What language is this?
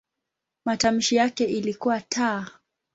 Swahili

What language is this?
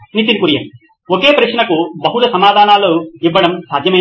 Telugu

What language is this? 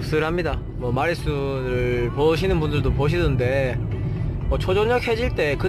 Korean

